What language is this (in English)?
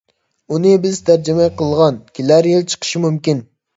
Uyghur